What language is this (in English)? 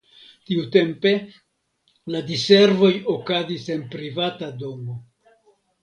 Esperanto